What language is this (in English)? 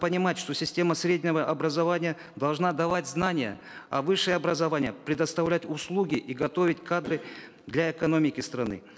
Kazakh